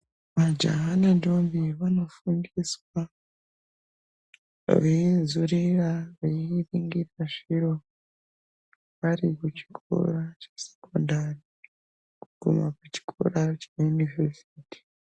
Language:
Ndau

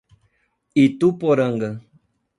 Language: Portuguese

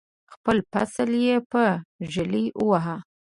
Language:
Pashto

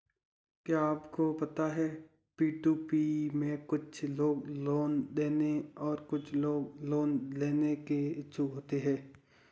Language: Hindi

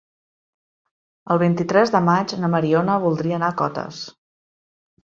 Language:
Catalan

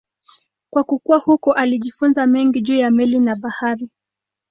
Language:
Swahili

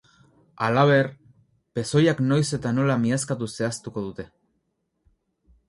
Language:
Basque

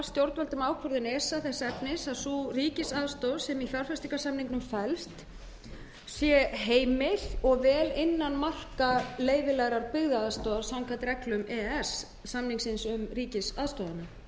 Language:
Icelandic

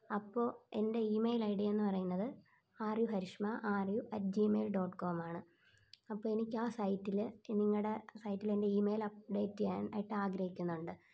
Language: Malayalam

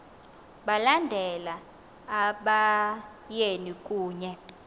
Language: Xhosa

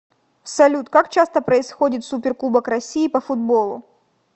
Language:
Russian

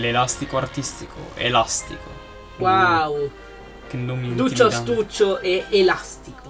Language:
Italian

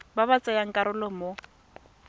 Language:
Tswana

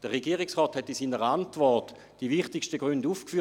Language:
Swiss German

